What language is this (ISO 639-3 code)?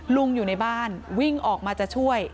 tha